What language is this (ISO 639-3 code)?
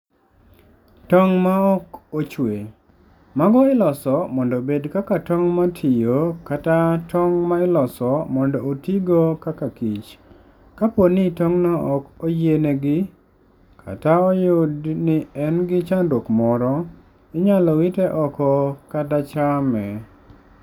luo